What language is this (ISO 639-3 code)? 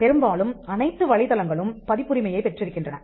tam